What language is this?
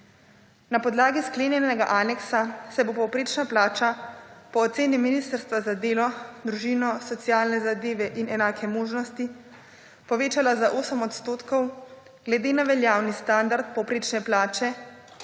Slovenian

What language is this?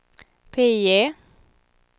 Swedish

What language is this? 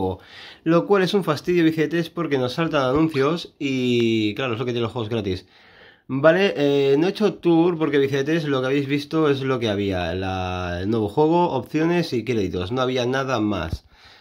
Spanish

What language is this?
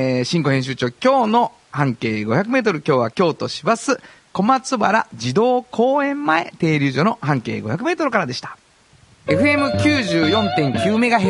Japanese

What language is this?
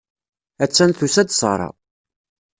Kabyle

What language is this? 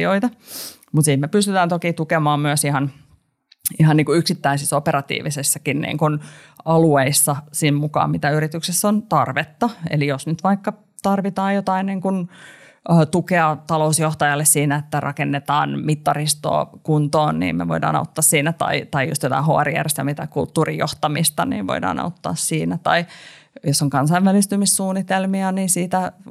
Finnish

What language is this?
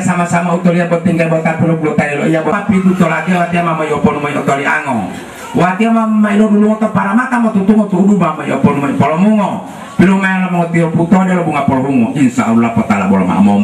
Indonesian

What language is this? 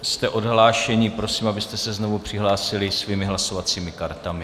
Czech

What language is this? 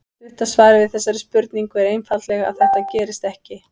Icelandic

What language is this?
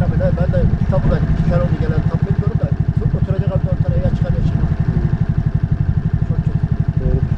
Turkish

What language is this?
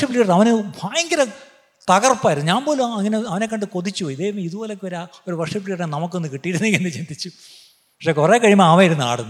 Malayalam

